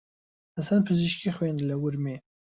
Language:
Central Kurdish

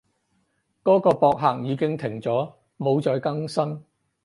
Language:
Cantonese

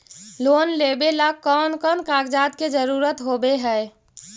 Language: Magahi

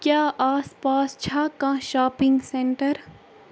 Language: Kashmiri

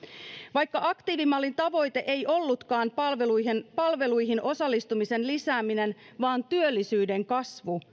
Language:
Finnish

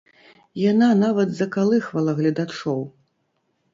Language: Belarusian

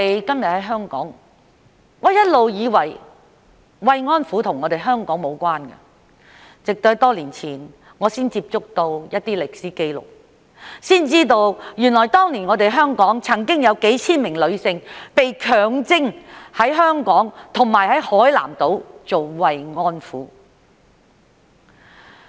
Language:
Cantonese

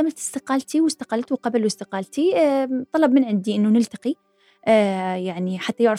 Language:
Arabic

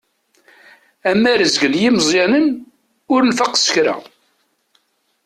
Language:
Kabyle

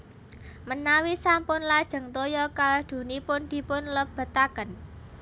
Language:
Javanese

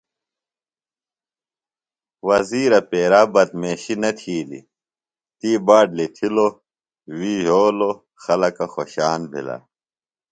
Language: Phalura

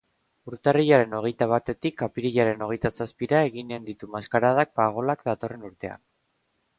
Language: Basque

